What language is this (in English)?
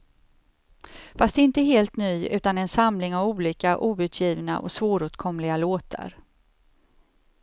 Swedish